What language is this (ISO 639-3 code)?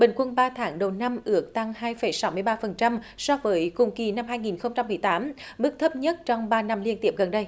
vie